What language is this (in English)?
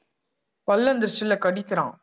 Tamil